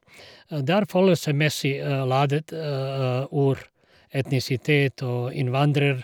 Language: Norwegian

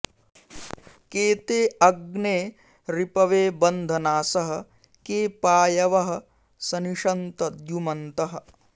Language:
Sanskrit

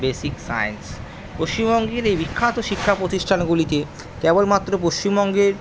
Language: Bangla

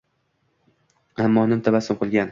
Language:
Uzbek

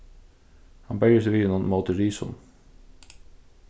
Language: Faroese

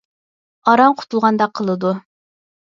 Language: Uyghur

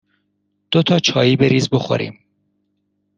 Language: Persian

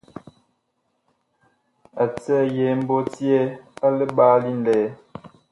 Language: Bakoko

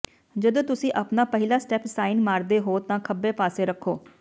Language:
Punjabi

